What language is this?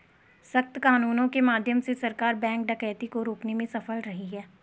Hindi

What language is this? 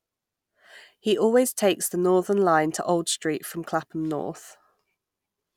English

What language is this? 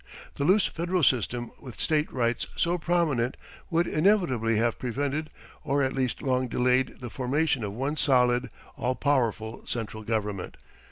English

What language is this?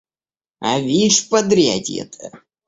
Russian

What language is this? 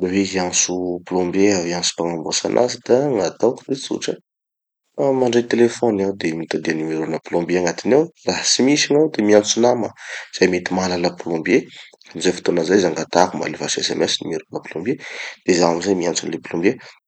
Tanosy Malagasy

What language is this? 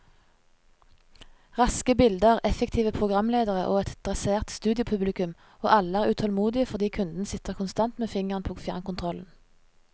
Norwegian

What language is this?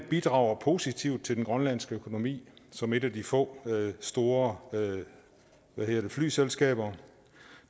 Danish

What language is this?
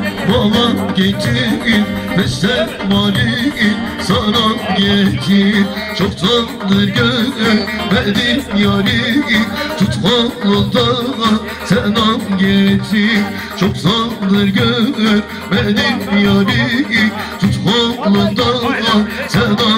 Turkish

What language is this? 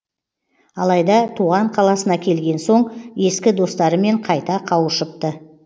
Kazakh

